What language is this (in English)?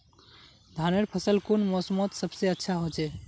Magahi